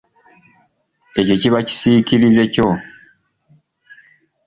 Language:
Ganda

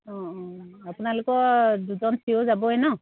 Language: Assamese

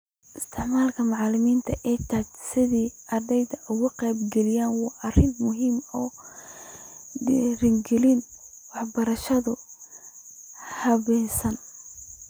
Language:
Somali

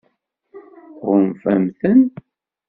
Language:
Kabyle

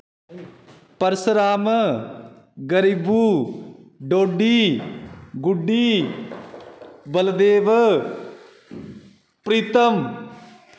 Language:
Dogri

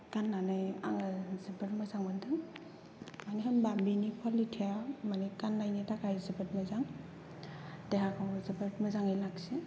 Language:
Bodo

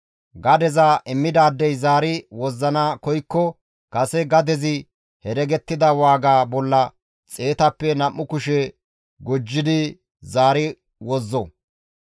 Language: Gamo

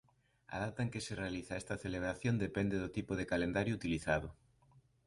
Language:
Galician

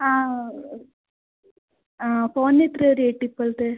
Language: Malayalam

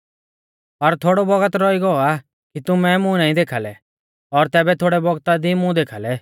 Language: Mahasu Pahari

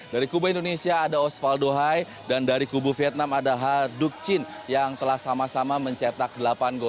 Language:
Indonesian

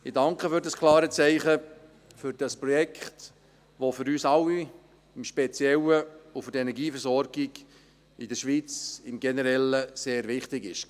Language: Swiss German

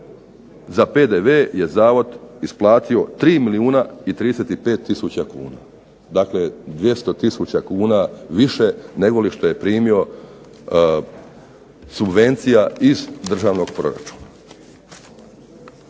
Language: Croatian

